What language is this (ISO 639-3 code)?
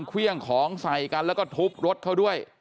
tha